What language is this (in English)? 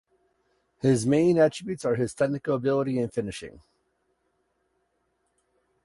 English